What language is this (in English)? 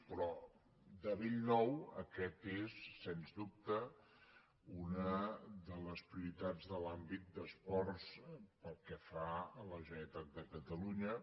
Catalan